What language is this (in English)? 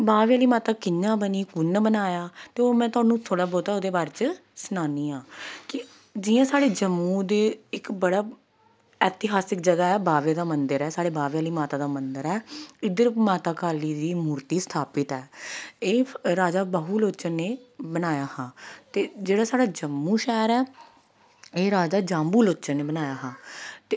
Dogri